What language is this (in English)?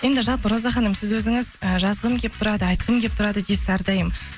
Kazakh